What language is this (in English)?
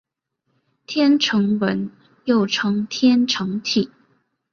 Chinese